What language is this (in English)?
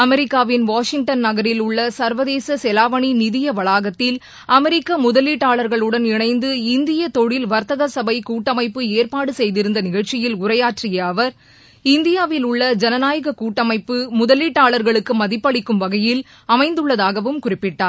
Tamil